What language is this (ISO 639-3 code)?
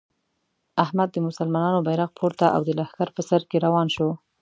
pus